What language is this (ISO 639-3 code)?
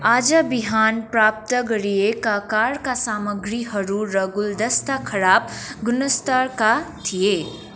nep